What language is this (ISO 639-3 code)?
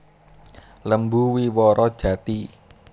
jav